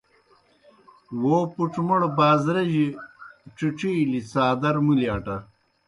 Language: Kohistani Shina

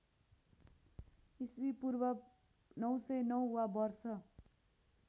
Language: Nepali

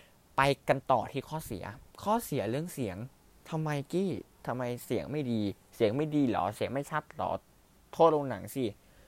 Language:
Thai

